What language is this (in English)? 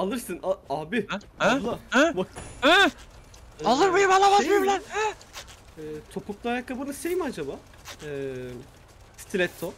Turkish